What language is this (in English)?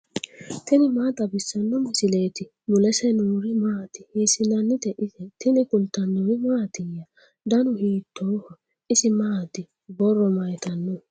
Sidamo